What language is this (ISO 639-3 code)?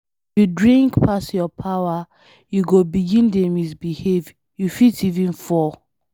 pcm